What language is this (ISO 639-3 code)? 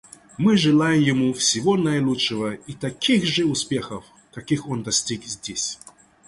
rus